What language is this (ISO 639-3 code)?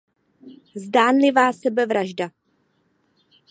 ces